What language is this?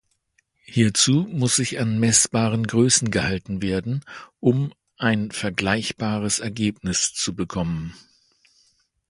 German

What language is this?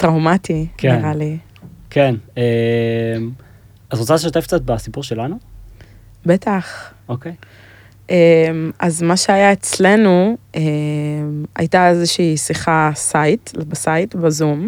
Hebrew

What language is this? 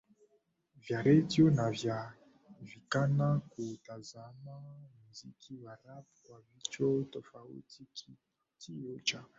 Swahili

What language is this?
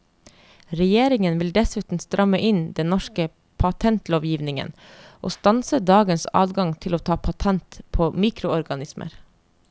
Norwegian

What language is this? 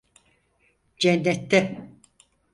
Turkish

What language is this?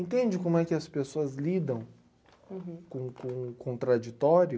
Portuguese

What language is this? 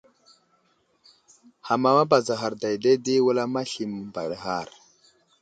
Wuzlam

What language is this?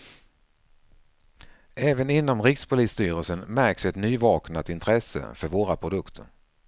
Swedish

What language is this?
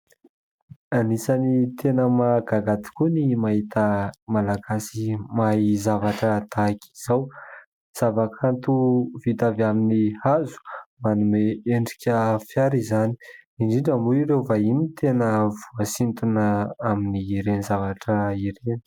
Malagasy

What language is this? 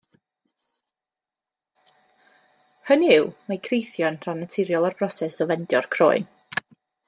Welsh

